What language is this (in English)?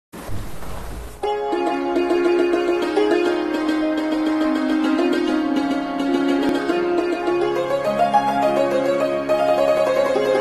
Hindi